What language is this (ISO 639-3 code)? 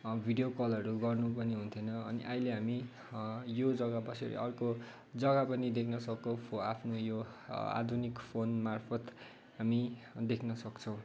nep